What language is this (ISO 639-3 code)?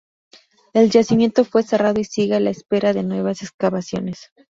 spa